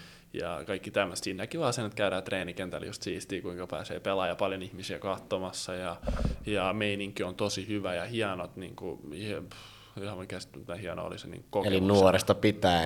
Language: Finnish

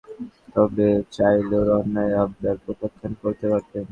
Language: Bangla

